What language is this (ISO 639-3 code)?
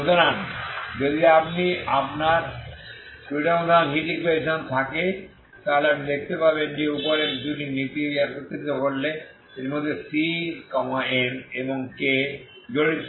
ben